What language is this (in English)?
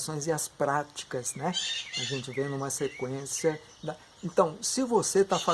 Portuguese